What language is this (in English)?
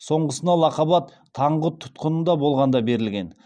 Kazakh